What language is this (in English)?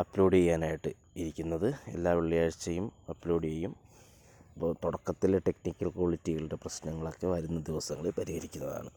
Malayalam